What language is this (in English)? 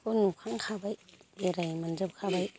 Bodo